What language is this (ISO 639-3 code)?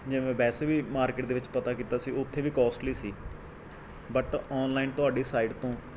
pan